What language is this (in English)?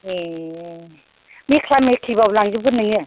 Bodo